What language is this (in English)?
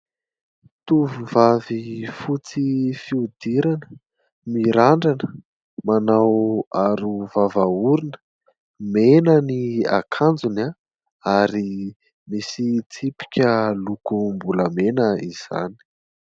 Malagasy